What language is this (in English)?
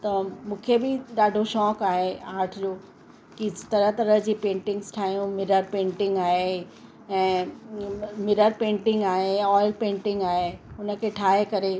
Sindhi